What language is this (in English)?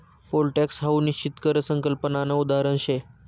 Marathi